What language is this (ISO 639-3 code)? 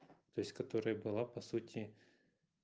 rus